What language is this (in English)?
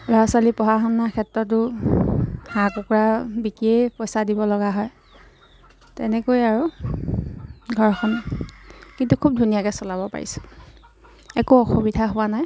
Assamese